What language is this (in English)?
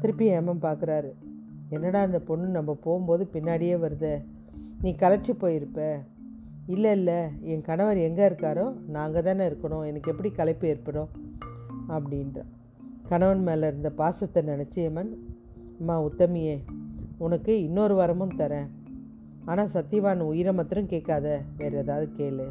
Tamil